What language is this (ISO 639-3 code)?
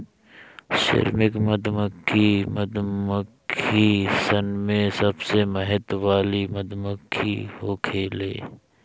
bho